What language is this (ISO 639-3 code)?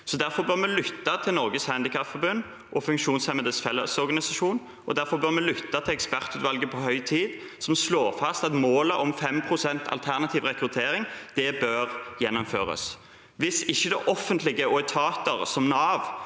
nor